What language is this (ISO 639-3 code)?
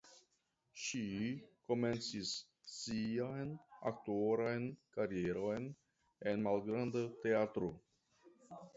epo